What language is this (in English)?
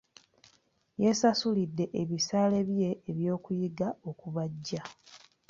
Ganda